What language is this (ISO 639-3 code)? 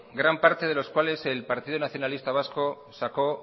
spa